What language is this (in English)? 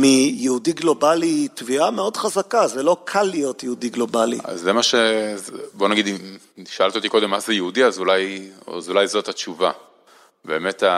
Hebrew